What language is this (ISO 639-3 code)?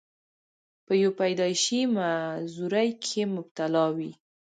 pus